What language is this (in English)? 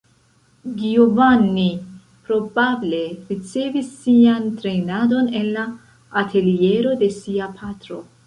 Esperanto